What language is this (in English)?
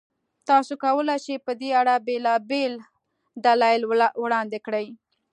Pashto